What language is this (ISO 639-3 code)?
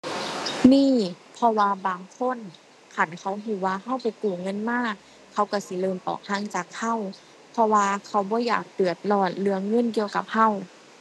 tha